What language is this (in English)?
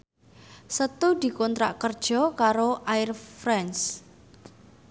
Javanese